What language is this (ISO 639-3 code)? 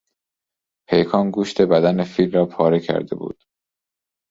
fas